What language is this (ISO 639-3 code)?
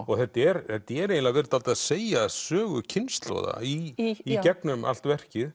isl